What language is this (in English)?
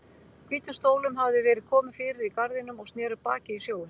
Icelandic